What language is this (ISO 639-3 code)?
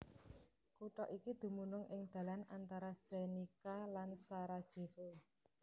jav